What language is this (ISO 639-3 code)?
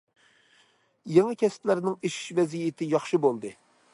uig